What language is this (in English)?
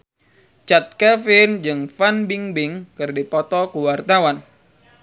Sundanese